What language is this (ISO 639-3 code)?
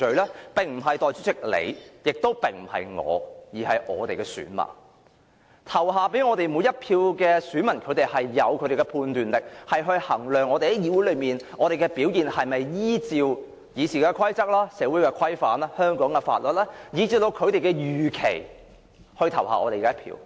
yue